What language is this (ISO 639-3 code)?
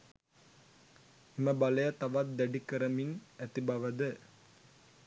sin